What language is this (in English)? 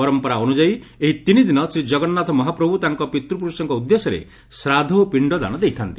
Odia